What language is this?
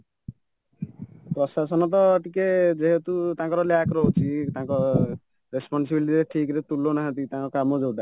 Odia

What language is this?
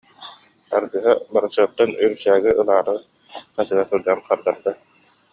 Yakut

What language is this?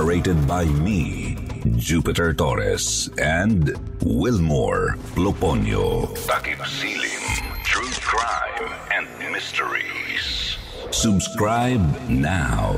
Filipino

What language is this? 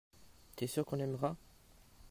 French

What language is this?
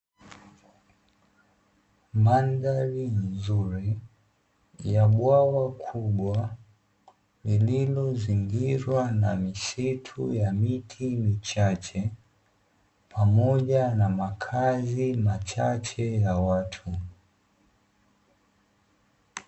Swahili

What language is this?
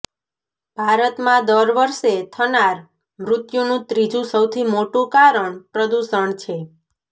Gujarati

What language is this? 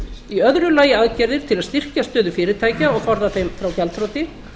Icelandic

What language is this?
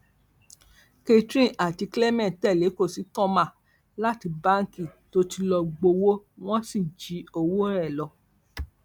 Yoruba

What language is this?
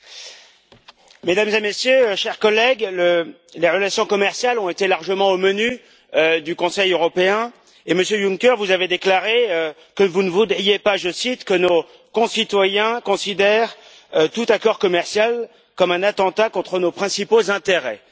French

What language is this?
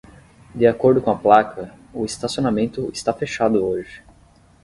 Portuguese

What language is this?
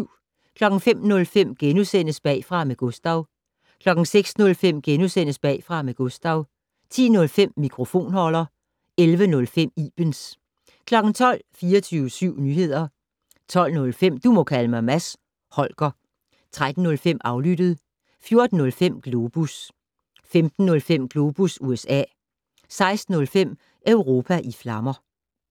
Danish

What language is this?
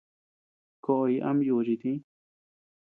Tepeuxila Cuicatec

